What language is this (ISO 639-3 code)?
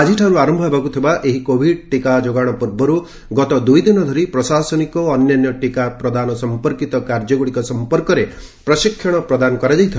ori